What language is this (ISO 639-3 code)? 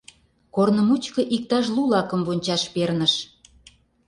chm